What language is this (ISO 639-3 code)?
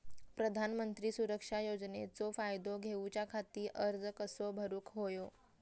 mar